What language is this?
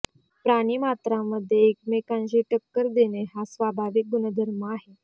Marathi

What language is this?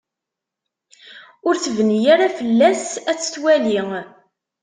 Kabyle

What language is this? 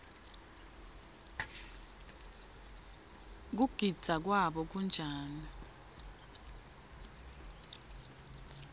Swati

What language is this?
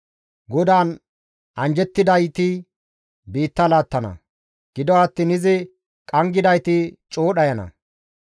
Gamo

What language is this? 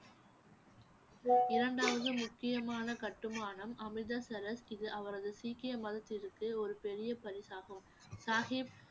Tamil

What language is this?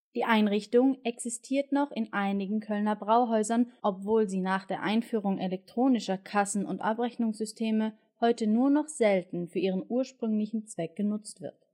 German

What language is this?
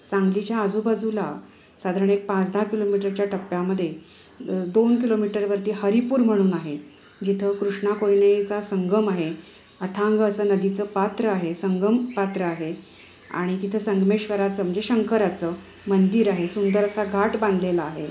Marathi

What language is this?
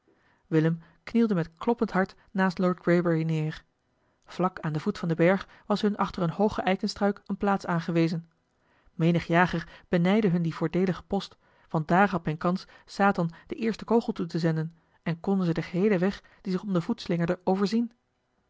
Dutch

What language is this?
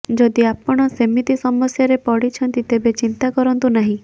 Odia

